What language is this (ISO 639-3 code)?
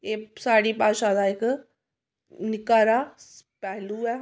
doi